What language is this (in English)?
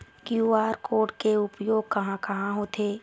Chhattisgarhi